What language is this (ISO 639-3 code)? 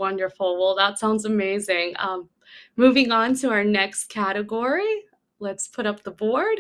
eng